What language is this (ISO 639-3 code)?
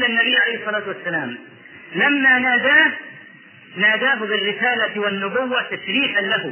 ara